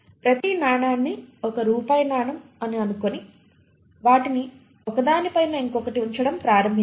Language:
Telugu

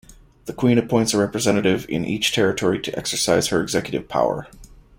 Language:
English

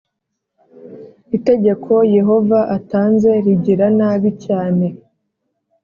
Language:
Kinyarwanda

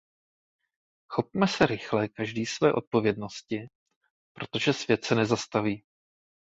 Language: Czech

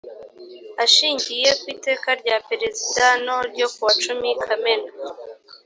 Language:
Kinyarwanda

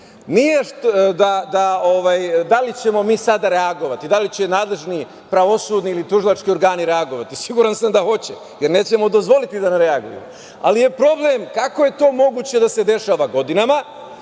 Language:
Serbian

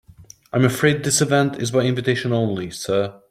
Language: English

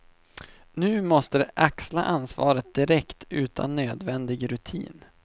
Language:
Swedish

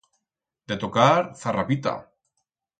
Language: Aragonese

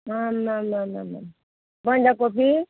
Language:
Nepali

